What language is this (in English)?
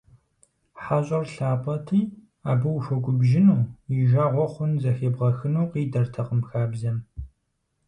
Kabardian